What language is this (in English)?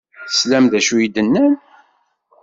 Kabyle